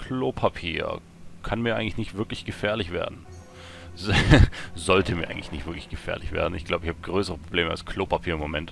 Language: German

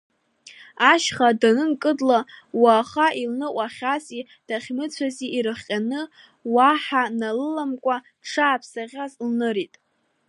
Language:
Abkhazian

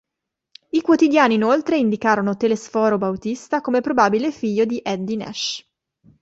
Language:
Italian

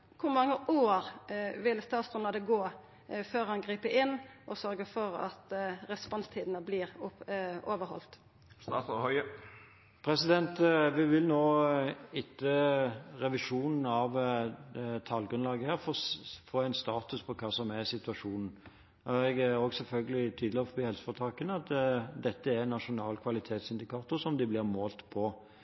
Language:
Norwegian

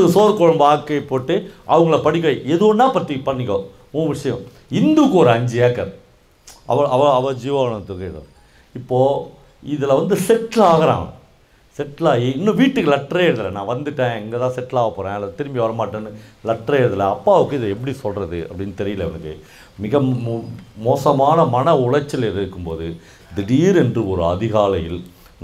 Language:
Korean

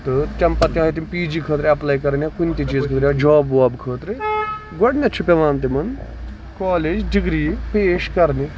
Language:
Kashmiri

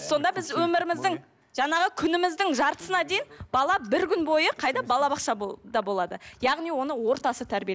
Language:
Kazakh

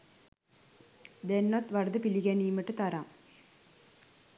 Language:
Sinhala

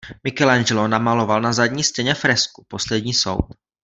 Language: Czech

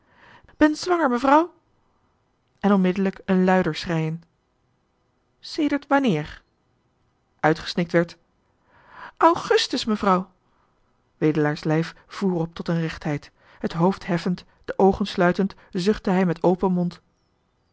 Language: Dutch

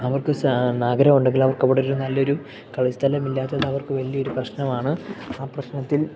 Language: Malayalam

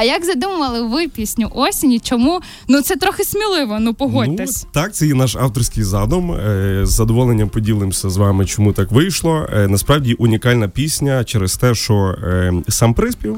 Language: Ukrainian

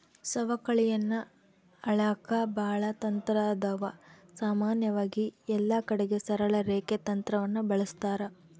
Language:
Kannada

